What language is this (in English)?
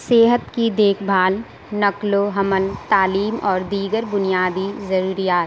Urdu